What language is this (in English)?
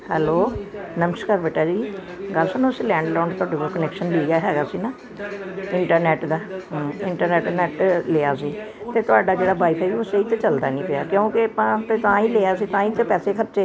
Punjabi